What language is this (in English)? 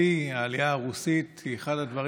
Hebrew